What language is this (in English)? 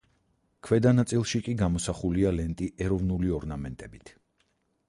Georgian